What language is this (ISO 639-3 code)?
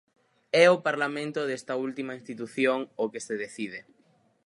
glg